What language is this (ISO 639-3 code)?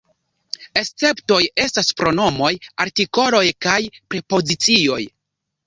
epo